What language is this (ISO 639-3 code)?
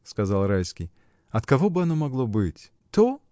rus